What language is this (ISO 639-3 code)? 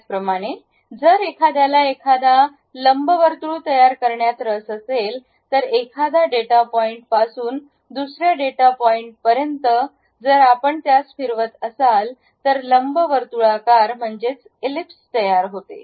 mar